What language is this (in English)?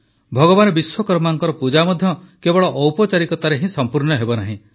Odia